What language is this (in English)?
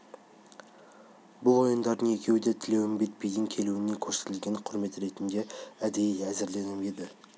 Kazakh